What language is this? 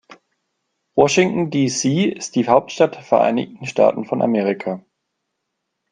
German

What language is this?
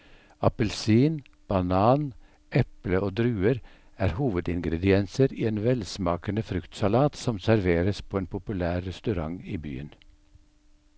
Norwegian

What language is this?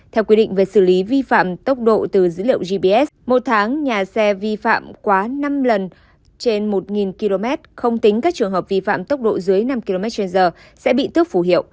Vietnamese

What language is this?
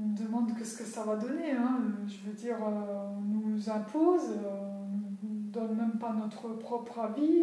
French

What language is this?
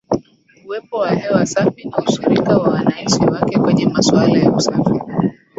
Swahili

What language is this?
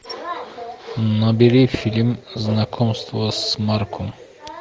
Russian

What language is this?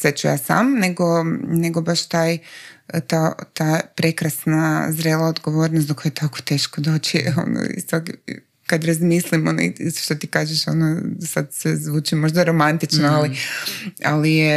Croatian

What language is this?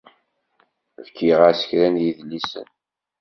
Kabyle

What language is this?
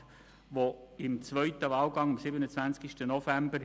Swiss German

